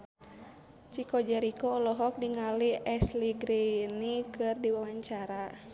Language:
Sundanese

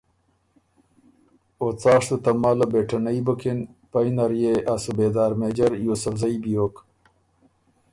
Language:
Ormuri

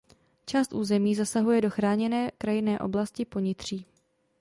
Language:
Czech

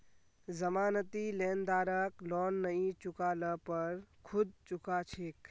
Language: Magahi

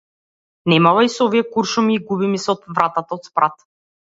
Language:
Macedonian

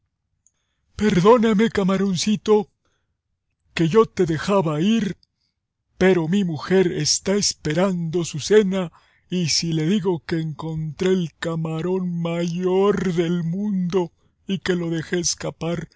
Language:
Spanish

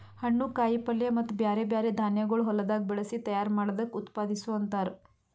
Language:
Kannada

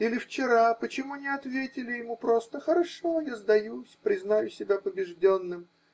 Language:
Russian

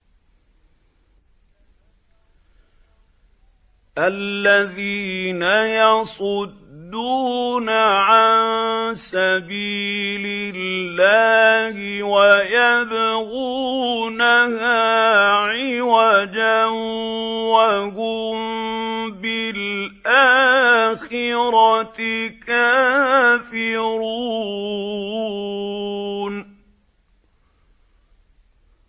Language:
Arabic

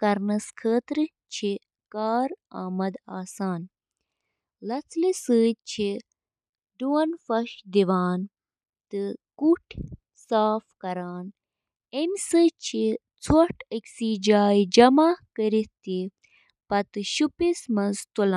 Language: Kashmiri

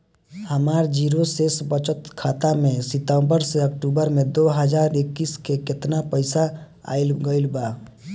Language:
Bhojpuri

